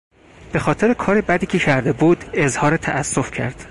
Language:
Persian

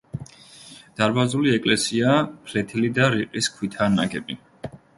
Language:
Georgian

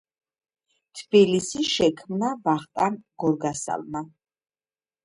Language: Georgian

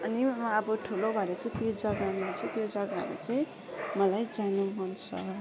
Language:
Nepali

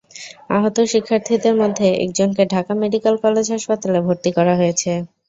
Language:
Bangla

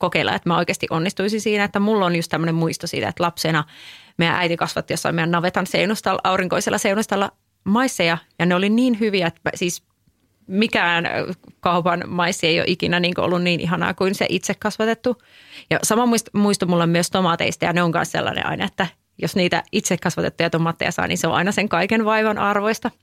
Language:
Finnish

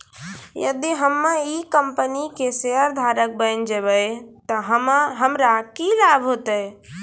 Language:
Maithili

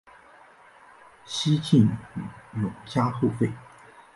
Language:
Chinese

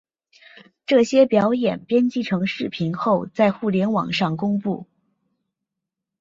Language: Chinese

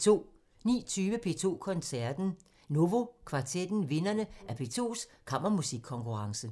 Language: Danish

